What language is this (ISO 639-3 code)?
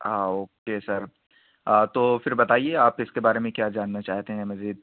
urd